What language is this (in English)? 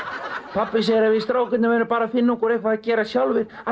Icelandic